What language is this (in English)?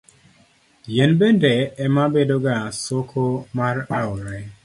Luo (Kenya and Tanzania)